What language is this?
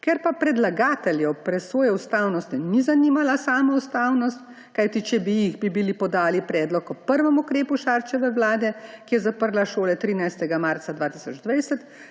Slovenian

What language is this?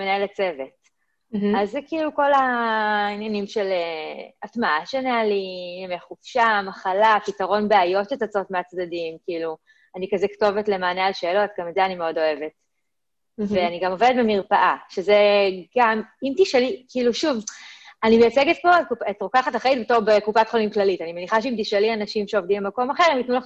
Hebrew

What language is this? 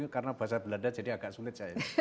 Indonesian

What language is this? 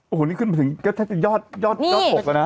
Thai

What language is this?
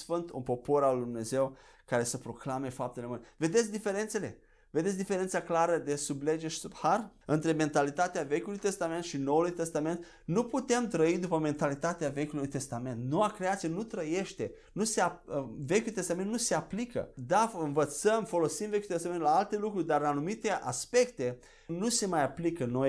Romanian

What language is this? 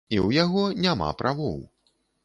Belarusian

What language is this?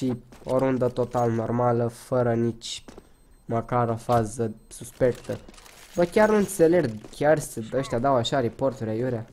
Romanian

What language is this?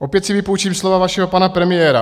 Czech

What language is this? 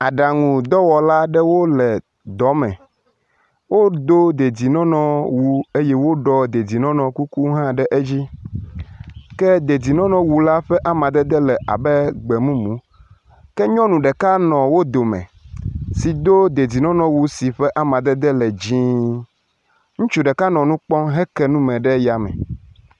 Ewe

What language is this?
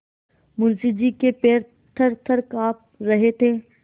Hindi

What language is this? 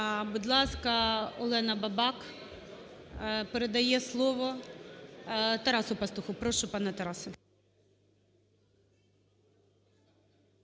Ukrainian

